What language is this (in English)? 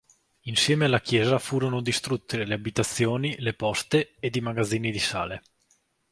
Italian